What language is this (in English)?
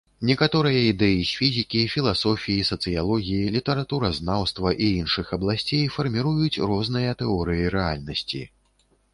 Belarusian